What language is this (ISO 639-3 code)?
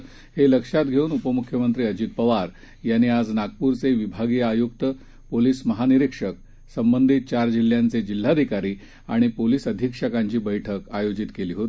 mar